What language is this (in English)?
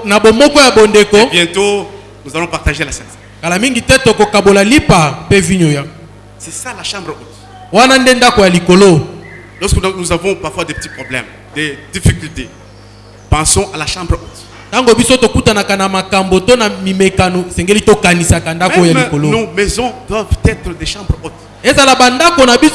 French